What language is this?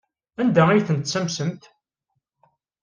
Kabyle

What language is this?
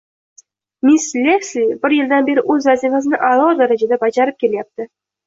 Uzbek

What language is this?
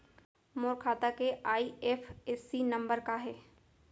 Chhattisgarhi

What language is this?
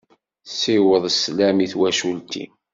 Kabyle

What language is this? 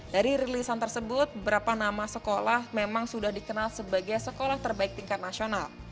Indonesian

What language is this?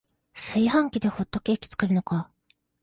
Japanese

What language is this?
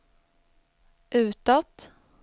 Swedish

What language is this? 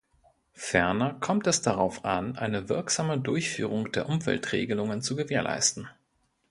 German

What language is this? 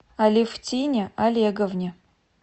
Russian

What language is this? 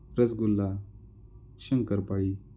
Marathi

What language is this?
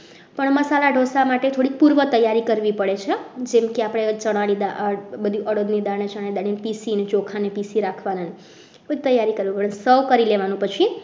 Gujarati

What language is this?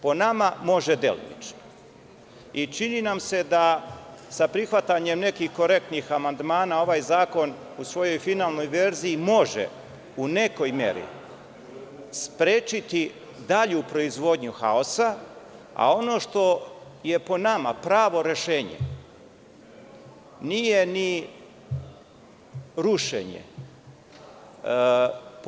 Serbian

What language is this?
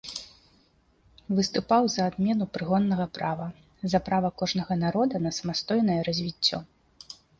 Belarusian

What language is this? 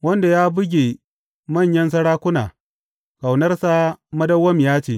Hausa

